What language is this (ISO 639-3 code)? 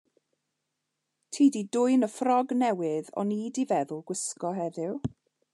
cym